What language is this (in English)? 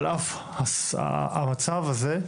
Hebrew